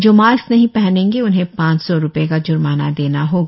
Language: Hindi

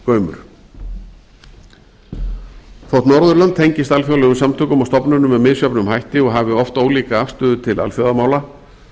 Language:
Icelandic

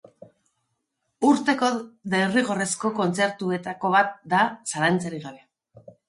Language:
Basque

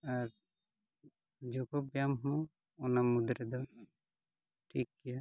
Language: Santali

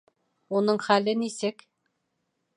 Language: Bashkir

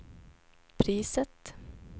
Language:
Swedish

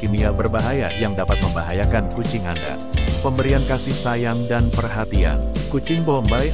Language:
Indonesian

